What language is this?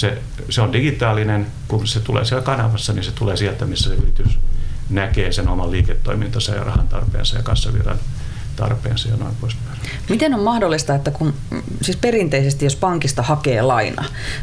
Finnish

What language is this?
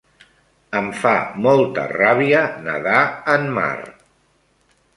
Catalan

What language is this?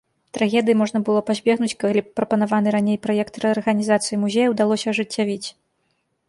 Belarusian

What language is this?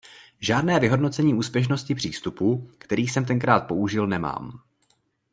Czech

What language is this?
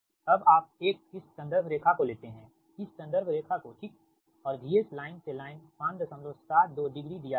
Hindi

